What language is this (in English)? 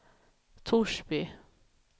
Swedish